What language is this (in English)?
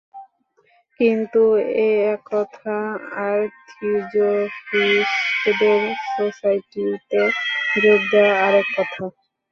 Bangla